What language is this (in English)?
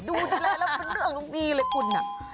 Thai